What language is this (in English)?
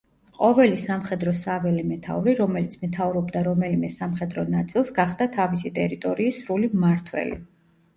Georgian